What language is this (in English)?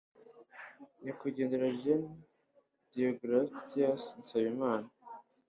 Kinyarwanda